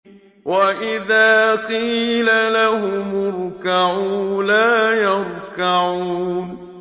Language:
Arabic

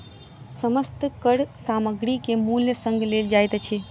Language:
Maithili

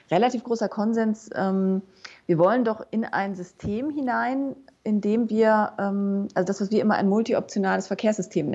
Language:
German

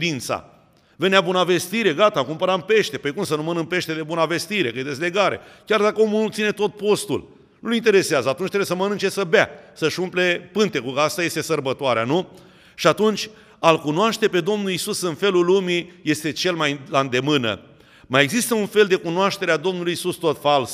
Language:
Romanian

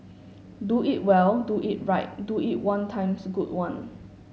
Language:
English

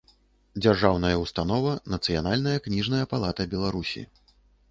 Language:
Belarusian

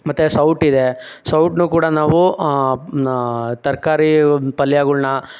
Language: Kannada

